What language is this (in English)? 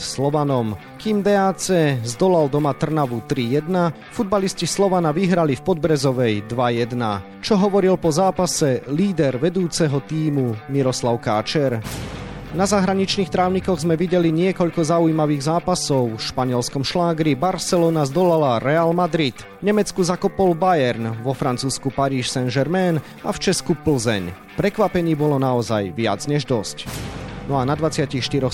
Slovak